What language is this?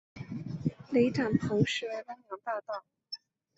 Chinese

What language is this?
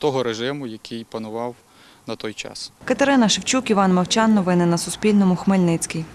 Ukrainian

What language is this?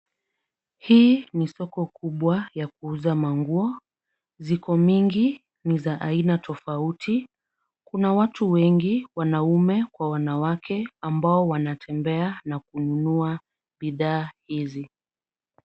Swahili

